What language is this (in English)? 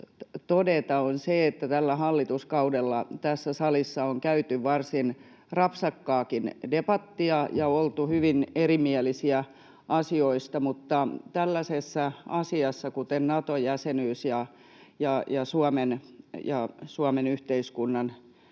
Finnish